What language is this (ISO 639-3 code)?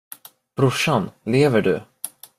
swe